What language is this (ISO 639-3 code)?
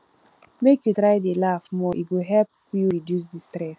pcm